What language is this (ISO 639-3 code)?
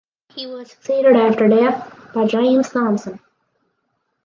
eng